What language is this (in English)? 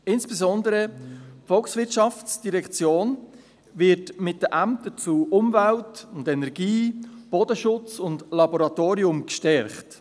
Swiss German